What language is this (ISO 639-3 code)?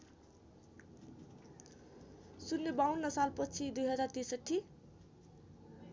nep